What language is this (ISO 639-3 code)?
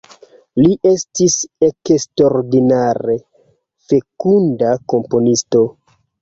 epo